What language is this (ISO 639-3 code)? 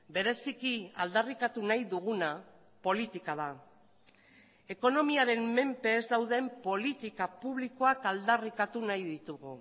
eus